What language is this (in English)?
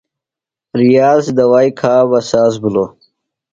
Phalura